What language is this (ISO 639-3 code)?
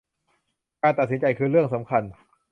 tha